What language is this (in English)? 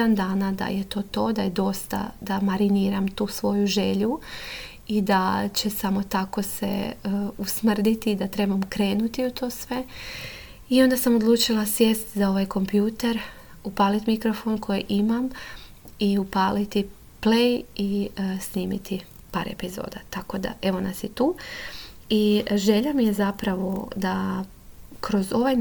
Croatian